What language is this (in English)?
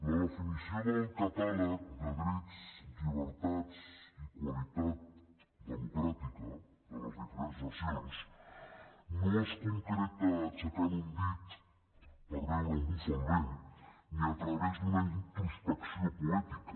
Catalan